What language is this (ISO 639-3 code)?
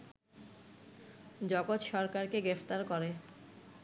ben